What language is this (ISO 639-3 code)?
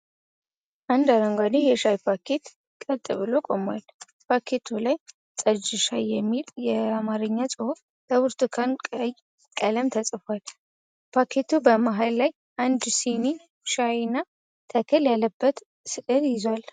amh